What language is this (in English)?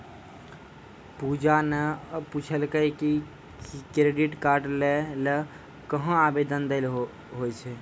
Maithili